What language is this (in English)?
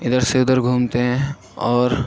Urdu